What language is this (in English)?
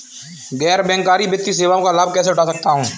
Hindi